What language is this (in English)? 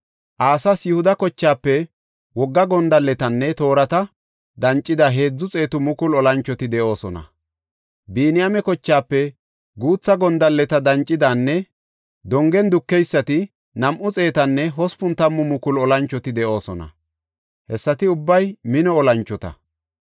Gofa